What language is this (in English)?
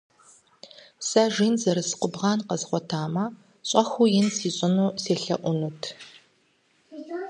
Kabardian